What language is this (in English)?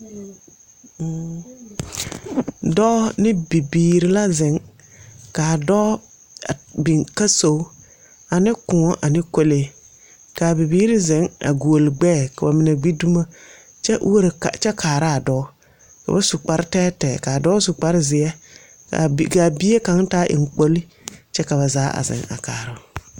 Southern Dagaare